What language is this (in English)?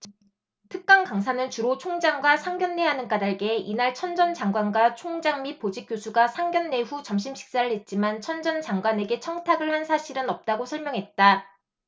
Korean